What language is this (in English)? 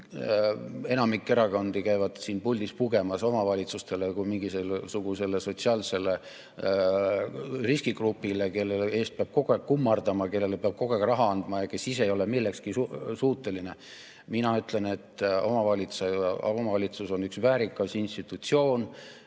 Estonian